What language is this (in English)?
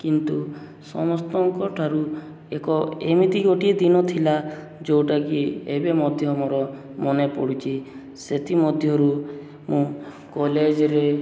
Odia